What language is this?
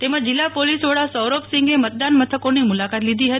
Gujarati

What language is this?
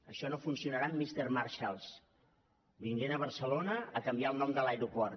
Catalan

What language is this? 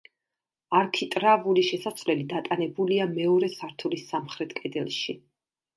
Georgian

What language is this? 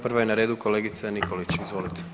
Croatian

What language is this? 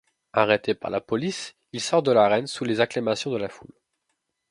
French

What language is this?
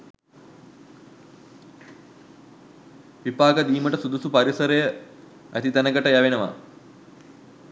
Sinhala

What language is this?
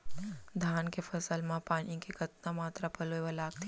Chhattisgarhi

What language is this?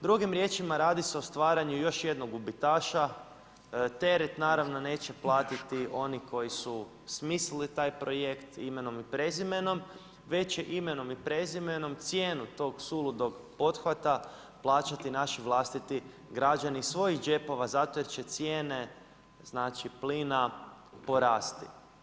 Croatian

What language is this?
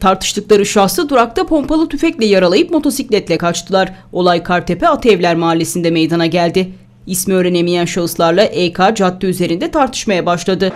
Turkish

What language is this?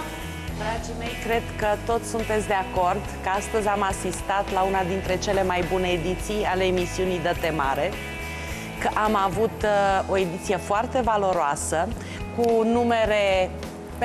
Romanian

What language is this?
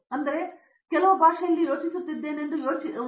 Kannada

